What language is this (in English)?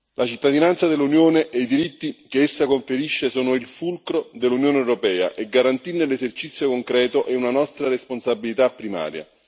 Italian